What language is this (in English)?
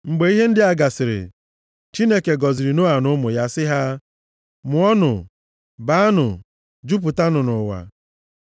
Igbo